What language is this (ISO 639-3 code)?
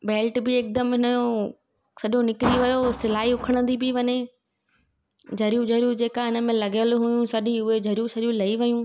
snd